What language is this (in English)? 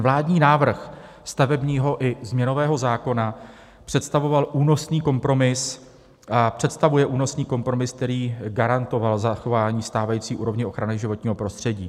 Czech